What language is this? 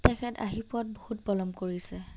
Assamese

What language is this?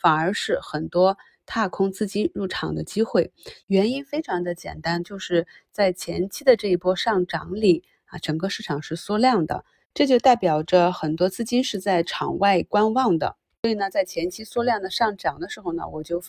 Chinese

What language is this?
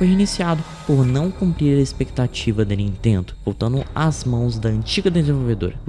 Portuguese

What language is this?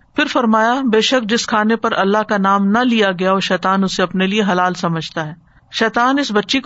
Urdu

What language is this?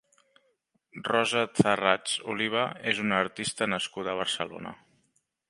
Catalan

